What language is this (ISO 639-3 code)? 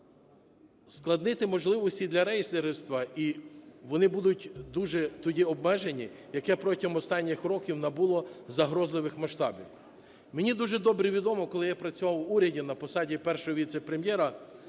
ukr